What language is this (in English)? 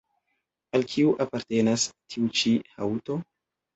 Esperanto